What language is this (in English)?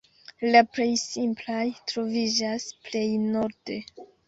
Esperanto